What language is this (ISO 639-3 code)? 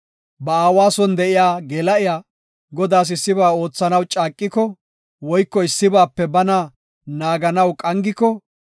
gof